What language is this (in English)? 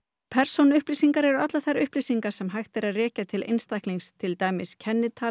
Icelandic